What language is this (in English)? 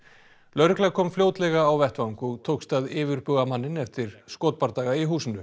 Icelandic